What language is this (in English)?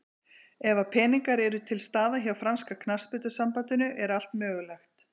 Icelandic